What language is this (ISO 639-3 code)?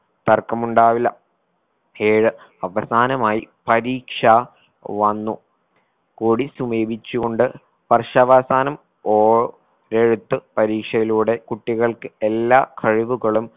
mal